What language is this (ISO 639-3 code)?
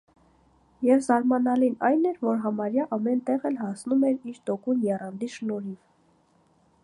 hye